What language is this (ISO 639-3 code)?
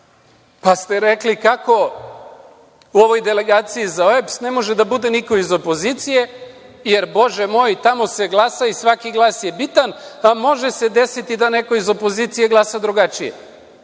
srp